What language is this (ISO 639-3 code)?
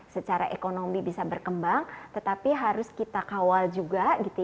ind